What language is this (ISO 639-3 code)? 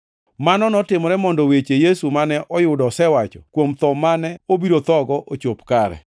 luo